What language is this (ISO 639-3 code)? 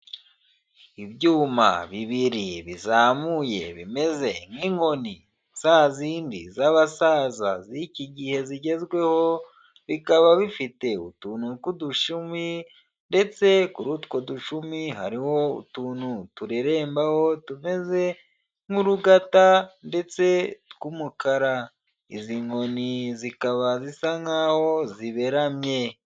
kin